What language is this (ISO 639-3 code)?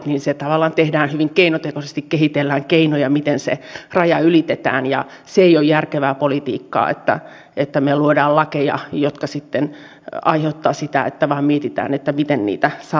fin